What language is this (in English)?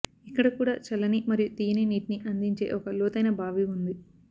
Telugu